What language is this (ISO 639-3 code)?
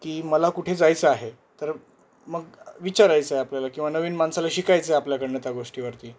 mar